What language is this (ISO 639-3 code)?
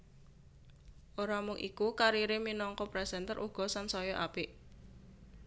jav